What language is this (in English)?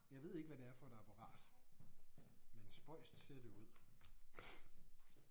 Danish